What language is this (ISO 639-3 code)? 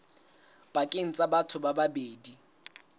sot